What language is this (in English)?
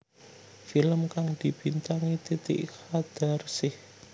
Javanese